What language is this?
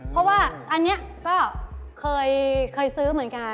Thai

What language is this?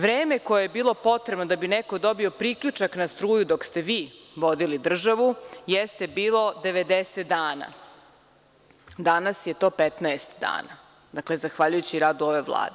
Serbian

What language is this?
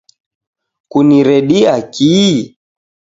Taita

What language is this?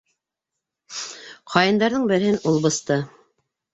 Bashkir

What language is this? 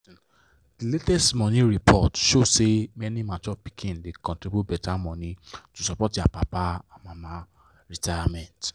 Nigerian Pidgin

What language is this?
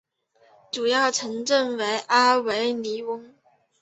Chinese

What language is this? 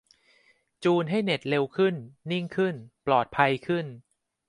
Thai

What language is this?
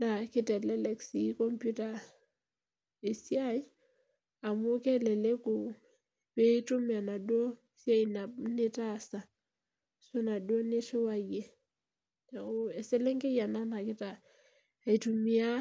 Masai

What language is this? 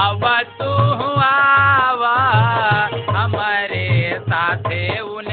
Hindi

